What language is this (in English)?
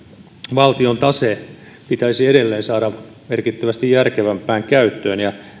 Finnish